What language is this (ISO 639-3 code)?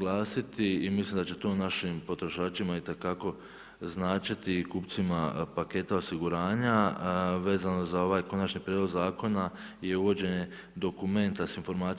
hrv